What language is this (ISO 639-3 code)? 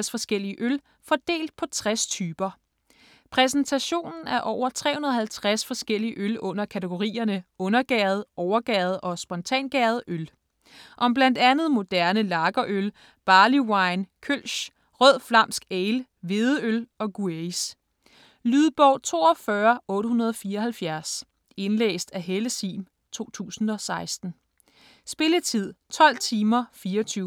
dan